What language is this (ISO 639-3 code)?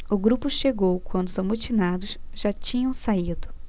por